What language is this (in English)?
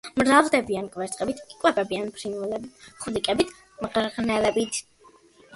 Georgian